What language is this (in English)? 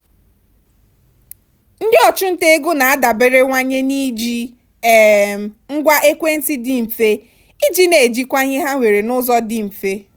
Igbo